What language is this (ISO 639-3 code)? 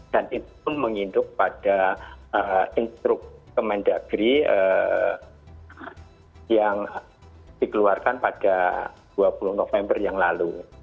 ind